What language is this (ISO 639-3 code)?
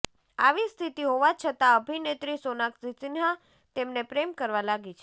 guj